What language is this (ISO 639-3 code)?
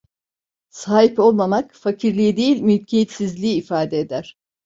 tur